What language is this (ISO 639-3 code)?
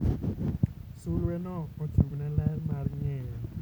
luo